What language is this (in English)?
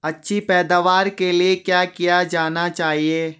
Hindi